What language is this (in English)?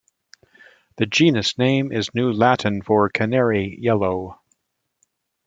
English